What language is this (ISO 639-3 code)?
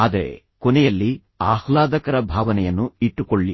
kan